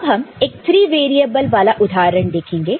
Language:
Hindi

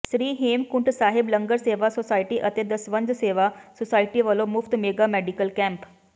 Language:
Punjabi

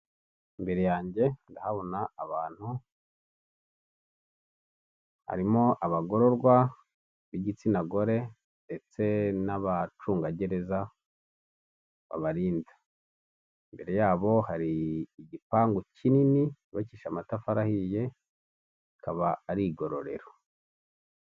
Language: Kinyarwanda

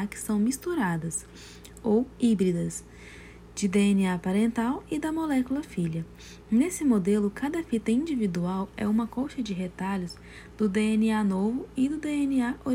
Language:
Portuguese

